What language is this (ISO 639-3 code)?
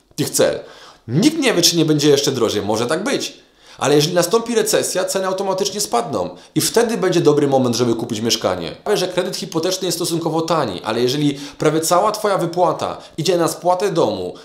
pol